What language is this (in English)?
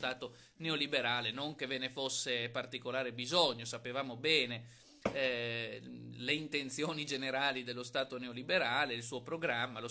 Italian